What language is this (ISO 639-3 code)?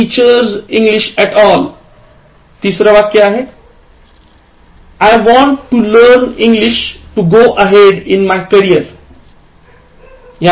mar